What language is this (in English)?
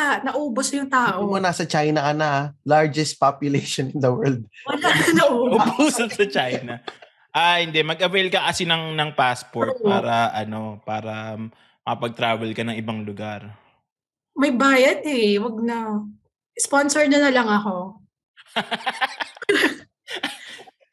Filipino